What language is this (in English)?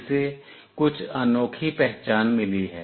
Hindi